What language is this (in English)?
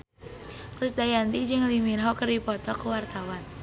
Sundanese